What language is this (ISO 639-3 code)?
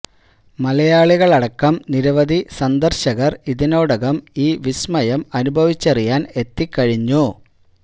mal